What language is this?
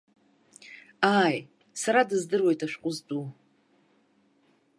Abkhazian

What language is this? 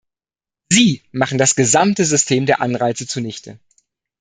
German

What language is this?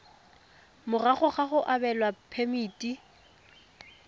Tswana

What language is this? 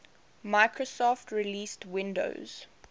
English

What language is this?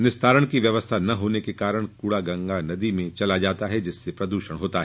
Hindi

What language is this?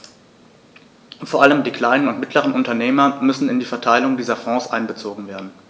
German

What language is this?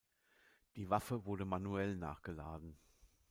German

